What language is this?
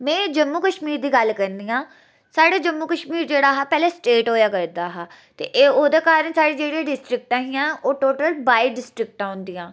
Dogri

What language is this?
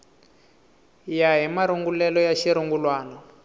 Tsonga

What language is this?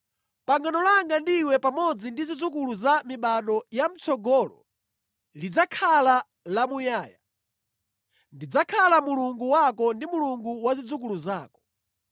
Nyanja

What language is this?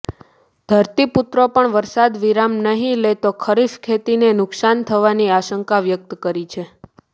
Gujarati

